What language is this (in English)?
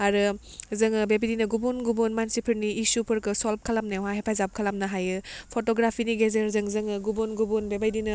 Bodo